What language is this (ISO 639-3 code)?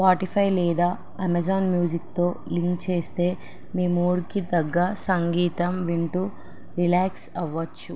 tel